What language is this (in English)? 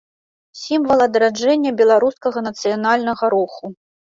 Belarusian